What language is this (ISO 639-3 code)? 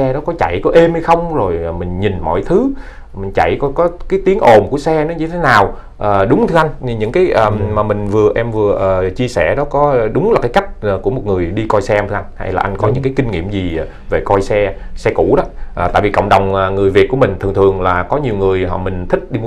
vie